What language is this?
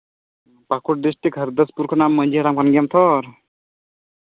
Santali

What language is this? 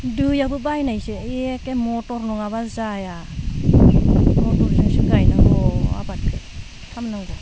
Bodo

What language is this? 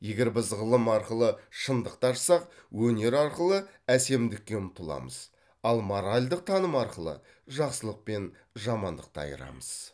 Kazakh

